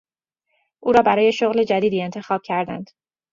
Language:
Persian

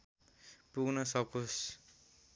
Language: Nepali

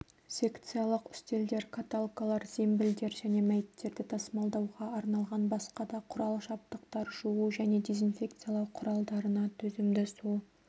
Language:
Kazakh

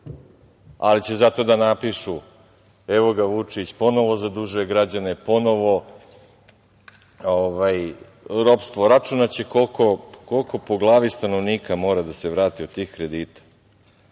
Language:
Serbian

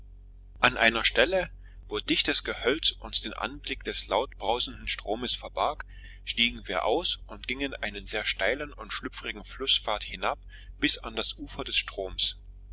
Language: German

